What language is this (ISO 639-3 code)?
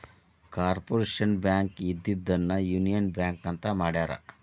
kan